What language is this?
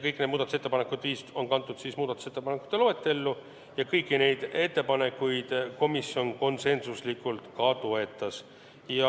Estonian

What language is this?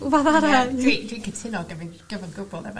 Welsh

